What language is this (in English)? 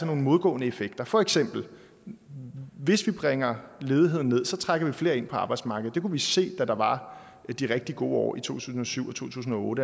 Danish